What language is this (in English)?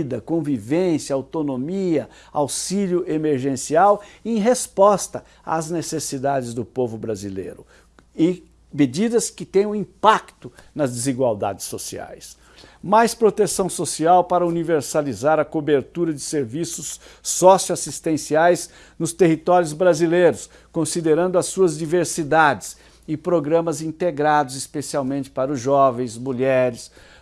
Portuguese